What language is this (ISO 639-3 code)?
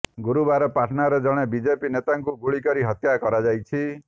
ori